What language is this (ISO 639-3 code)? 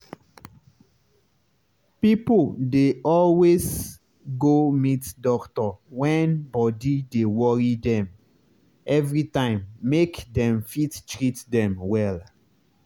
pcm